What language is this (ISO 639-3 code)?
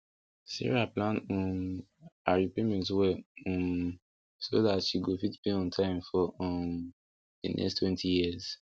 pcm